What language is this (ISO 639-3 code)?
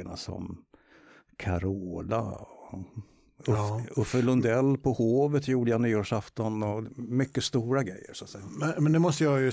swe